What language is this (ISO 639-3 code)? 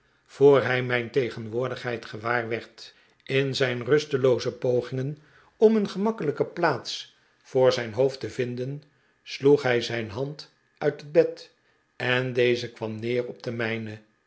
nld